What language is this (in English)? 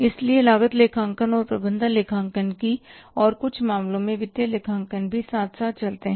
Hindi